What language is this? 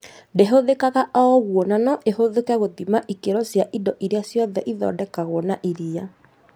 Kikuyu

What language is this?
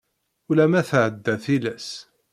Kabyle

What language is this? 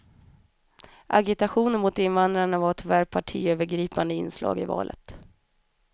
Swedish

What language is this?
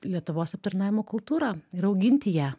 Lithuanian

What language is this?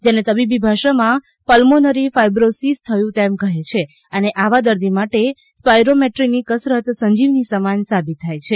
Gujarati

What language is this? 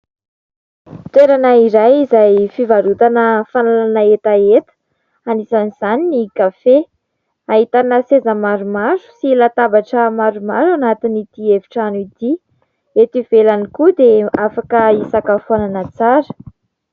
Malagasy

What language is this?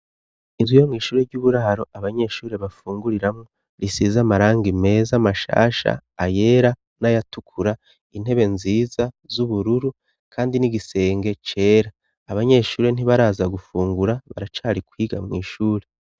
Rundi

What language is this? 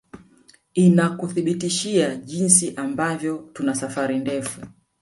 Swahili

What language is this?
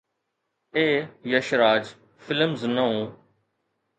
Sindhi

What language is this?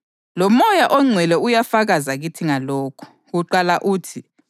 North Ndebele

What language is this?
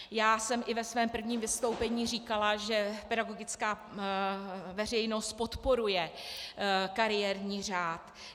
Czech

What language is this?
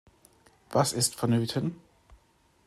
German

